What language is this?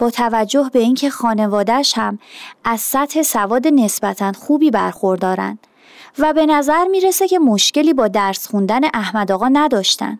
Persian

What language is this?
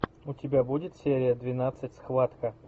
Russian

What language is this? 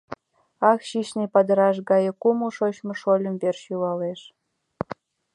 Mari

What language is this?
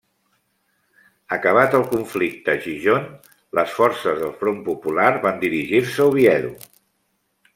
Catalan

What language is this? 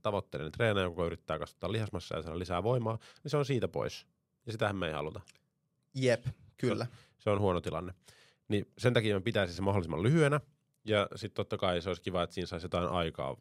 Finnish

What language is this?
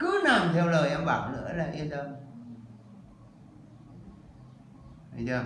Vietnamese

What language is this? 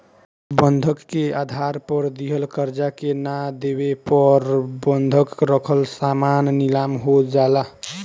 Bhojpuri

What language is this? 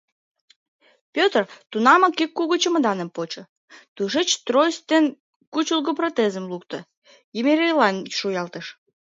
Mari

